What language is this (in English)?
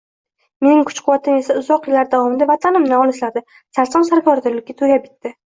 Uzbek